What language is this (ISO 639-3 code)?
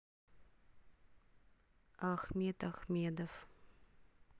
rus